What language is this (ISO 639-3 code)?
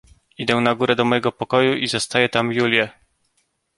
pol